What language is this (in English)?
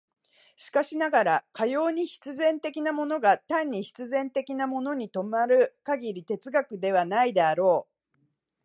Japanese